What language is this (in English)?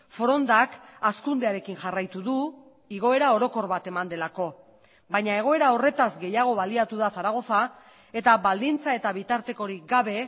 Basque